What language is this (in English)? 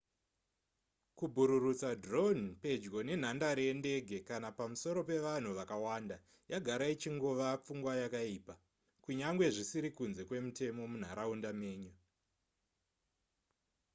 Shona